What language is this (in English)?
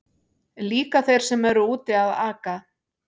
Icelandic